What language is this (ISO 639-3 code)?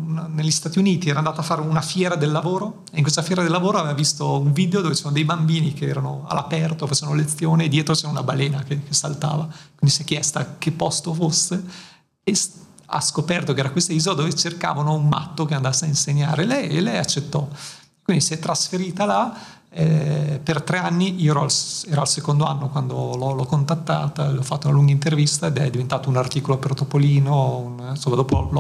ita